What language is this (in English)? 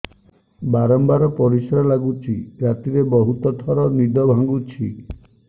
Odia